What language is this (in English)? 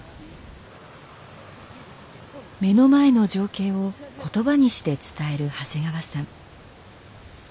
Japanese